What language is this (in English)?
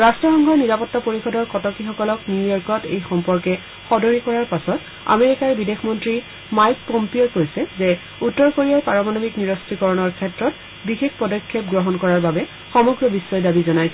Assamese